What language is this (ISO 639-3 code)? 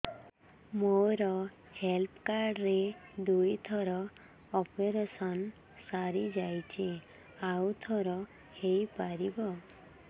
ori